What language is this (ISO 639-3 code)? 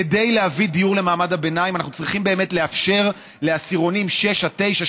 heb